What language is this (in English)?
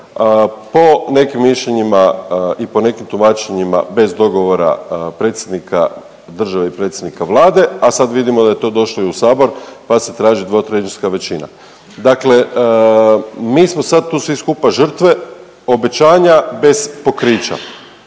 Croatian